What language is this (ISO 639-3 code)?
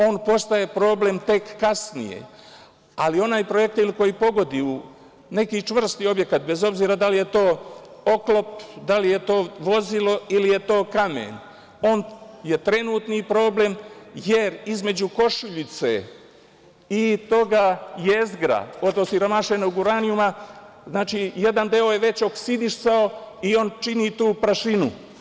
srp